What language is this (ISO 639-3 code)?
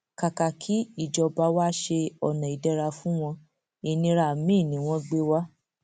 yor